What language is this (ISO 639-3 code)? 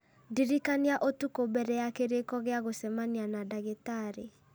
kik